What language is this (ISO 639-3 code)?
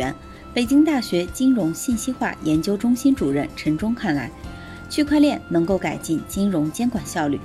zho